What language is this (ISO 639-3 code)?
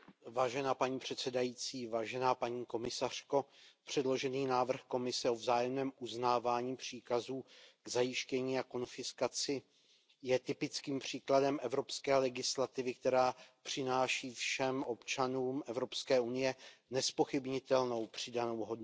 ces